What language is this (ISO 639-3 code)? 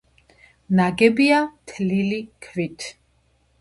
kat